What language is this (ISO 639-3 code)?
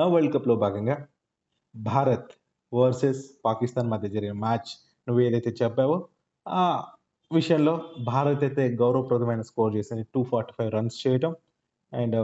tel